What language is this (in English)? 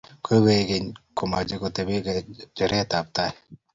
Kalenjin